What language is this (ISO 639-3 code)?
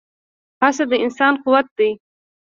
pus